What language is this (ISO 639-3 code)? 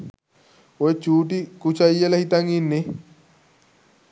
sin